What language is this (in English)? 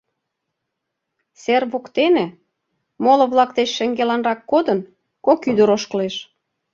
Mari